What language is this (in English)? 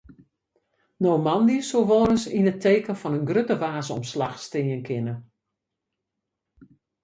Western Frisian